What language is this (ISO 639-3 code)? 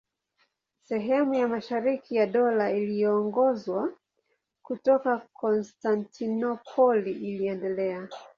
swa